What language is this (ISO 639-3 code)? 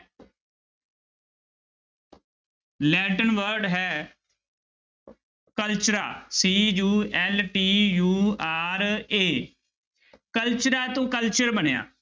pan